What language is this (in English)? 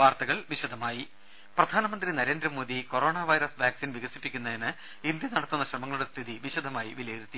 Malayalam